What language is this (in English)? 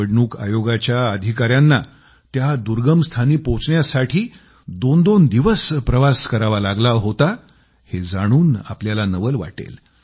Marathi